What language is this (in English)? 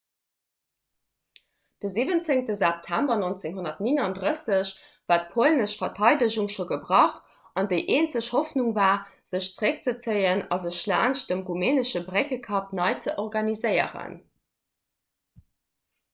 Luxembourgish